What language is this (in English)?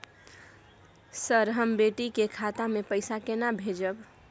Maithili